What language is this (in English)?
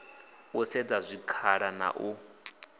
Venda